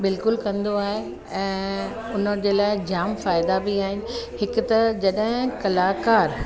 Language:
Sindhi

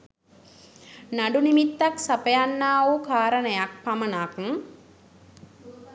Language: Sinhala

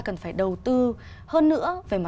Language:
Vietnamese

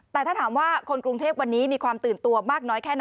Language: Thai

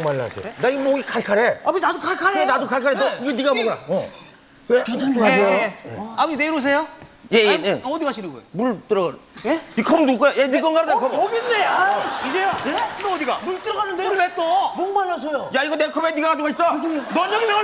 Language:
Korean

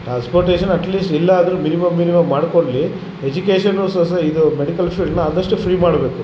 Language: Kannada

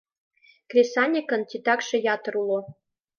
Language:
Mari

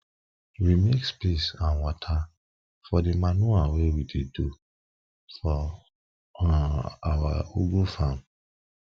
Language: Nigerian Pidgin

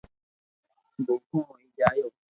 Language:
Loarki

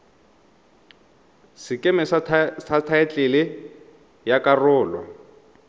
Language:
Tswana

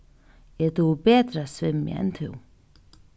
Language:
Faroese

